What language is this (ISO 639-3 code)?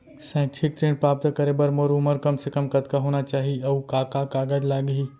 hne